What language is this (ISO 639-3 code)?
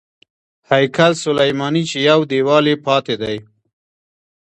pus